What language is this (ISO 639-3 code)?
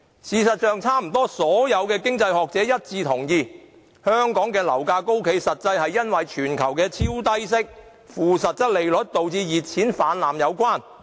yue